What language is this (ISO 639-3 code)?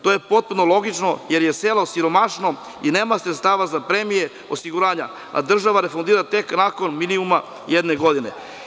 srp